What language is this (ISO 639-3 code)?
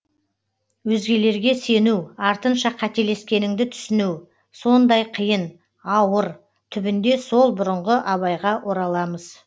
kaz